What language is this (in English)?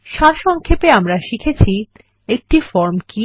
Bangla